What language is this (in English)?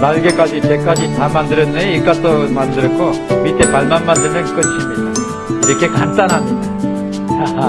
Korean